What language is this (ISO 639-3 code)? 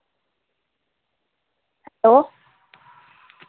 doi